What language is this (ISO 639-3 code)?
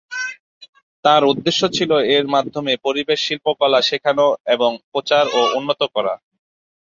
ben